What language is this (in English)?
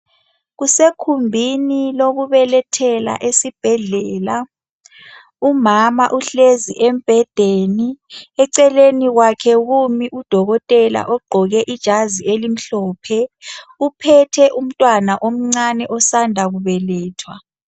North Ndebele